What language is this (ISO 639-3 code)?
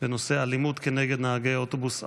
heb